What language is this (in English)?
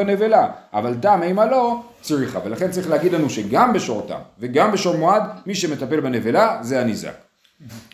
Hebrew